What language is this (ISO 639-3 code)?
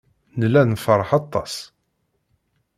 kab